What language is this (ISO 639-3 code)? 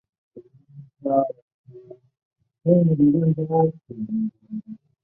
zho